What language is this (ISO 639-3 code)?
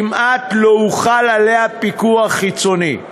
heb